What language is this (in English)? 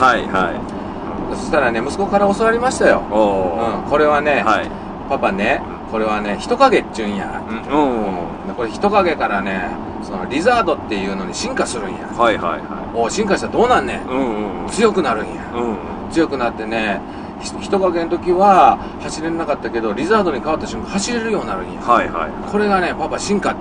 Japanese